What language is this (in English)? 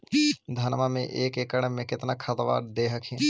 Magahi